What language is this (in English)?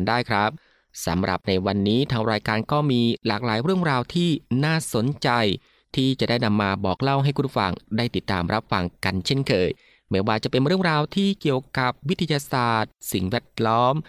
Thai